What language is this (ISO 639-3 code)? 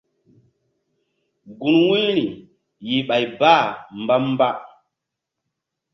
mdd